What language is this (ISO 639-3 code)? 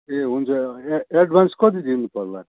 nep